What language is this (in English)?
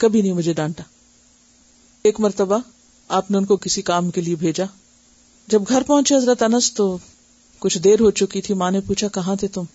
Urdu